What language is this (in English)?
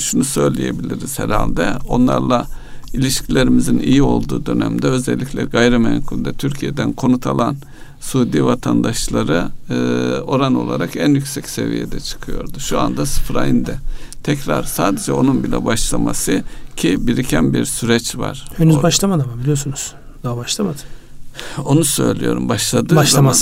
Turkish